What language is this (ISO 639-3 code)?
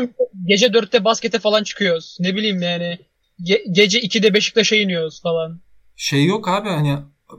tur